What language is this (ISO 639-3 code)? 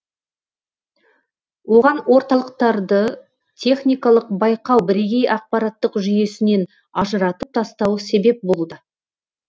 kaz